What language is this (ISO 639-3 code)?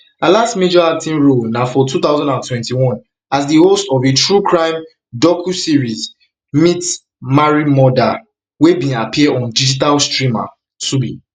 pcm